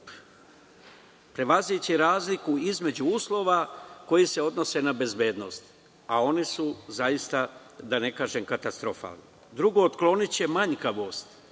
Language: Serbian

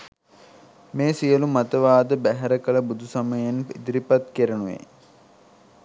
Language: Sinhala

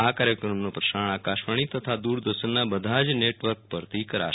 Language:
Gujarati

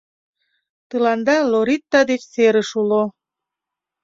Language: Mari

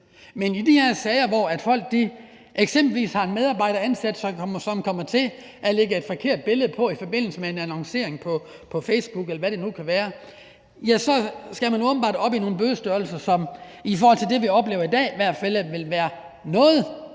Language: Danish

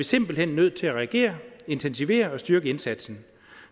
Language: Danish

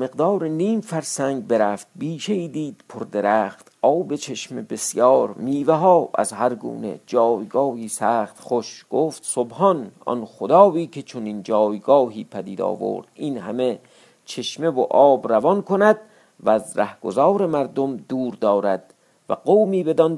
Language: Persian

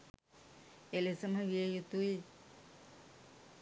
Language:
Sinhala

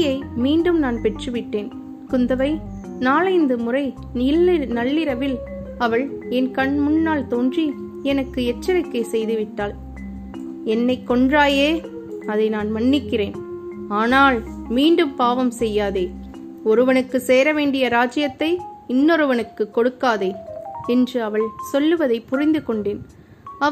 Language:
Tamil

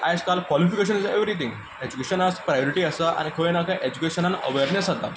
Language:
Konkani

